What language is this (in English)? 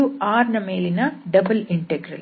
Kannada